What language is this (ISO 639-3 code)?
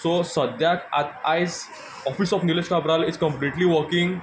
kok